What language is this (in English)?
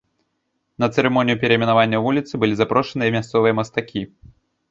Belarusian